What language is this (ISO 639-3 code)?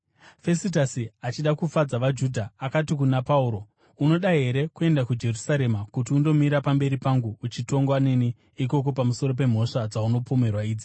sna